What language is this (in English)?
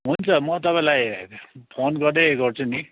Nepali